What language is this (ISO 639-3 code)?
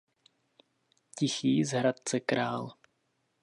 ces